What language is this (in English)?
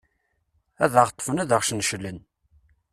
Kabyle